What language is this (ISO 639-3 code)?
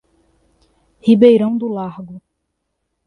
por